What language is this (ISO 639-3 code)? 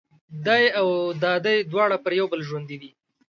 pus